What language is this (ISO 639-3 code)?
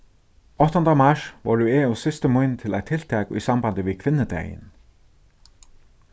fao